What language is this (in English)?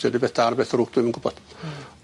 Welsh